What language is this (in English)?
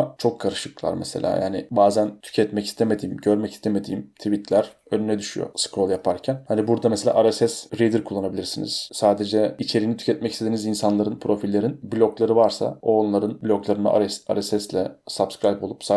Turkish